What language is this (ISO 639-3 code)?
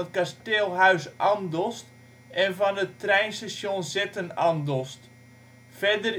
nld